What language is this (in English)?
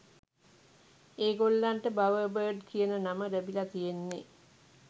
Sinhala